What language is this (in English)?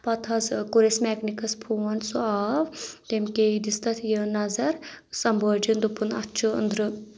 Kashmiri